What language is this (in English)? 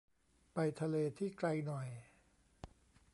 Thai